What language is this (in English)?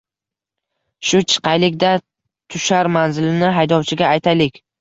Uzbek